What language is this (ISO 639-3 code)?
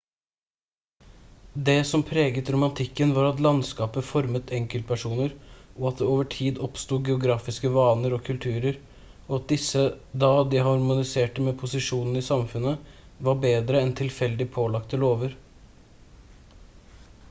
nob